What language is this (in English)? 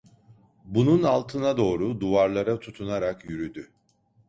Turkish